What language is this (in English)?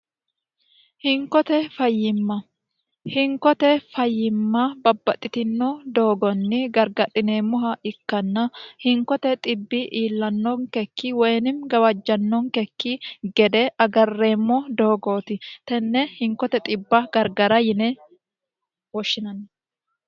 Sidamo